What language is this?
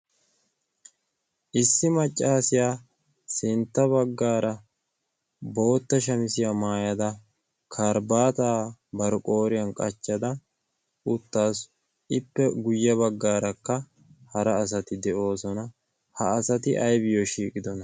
Wolaytta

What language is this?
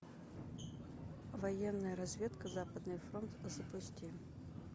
Russian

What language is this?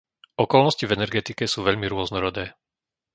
Slovak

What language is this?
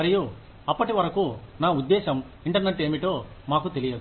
Telugu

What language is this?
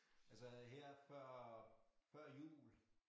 Danish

